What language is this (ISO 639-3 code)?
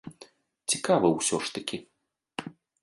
bel